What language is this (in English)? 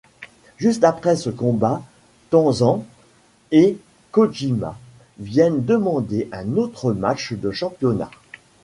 French